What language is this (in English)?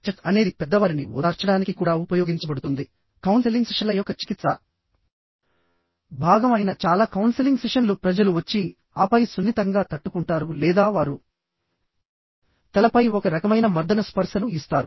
Telugu